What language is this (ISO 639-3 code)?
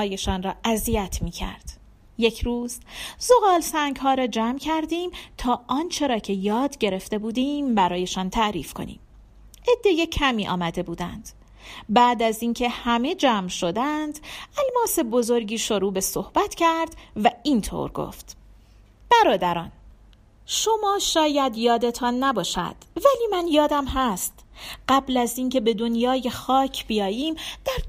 fas